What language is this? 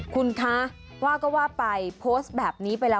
Thai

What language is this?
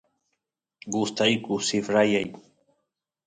Santiago del Estero Quichua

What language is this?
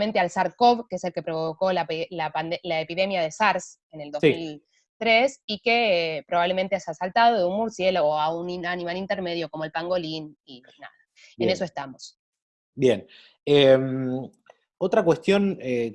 Spanish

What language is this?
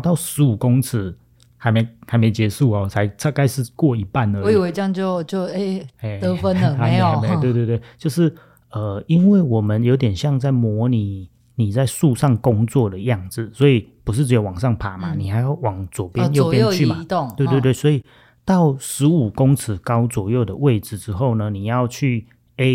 Chinese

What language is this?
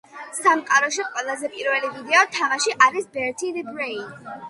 Georgian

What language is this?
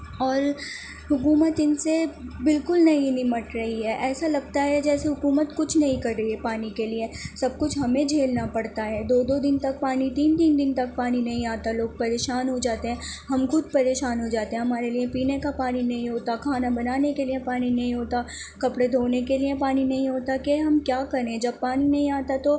Urdu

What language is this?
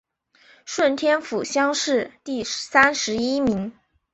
Chinese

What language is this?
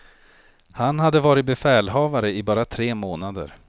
Swedish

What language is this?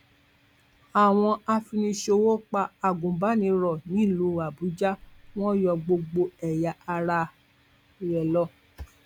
Yoruba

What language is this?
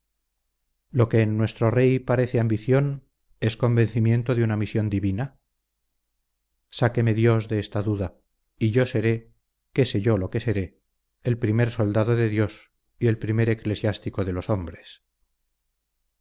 Spanish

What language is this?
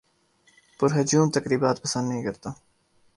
Urdu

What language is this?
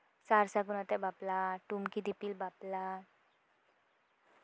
Santali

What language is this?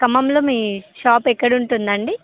Telugu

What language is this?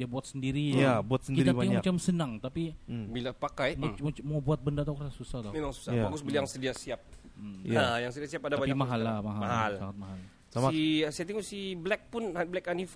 Malay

